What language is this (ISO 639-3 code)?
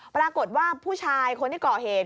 tha